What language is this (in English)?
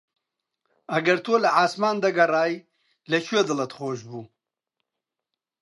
Central Kurdish